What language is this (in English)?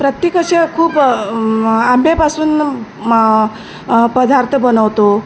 Marathi